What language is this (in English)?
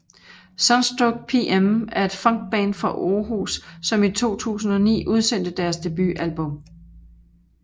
Danish